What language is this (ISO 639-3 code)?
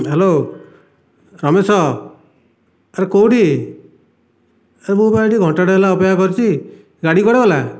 ori